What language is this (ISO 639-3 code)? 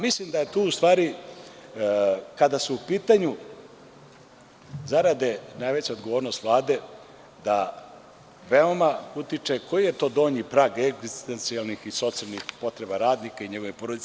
srp